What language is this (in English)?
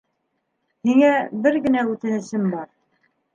Bashkir